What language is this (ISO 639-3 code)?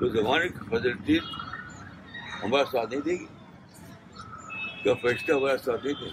urd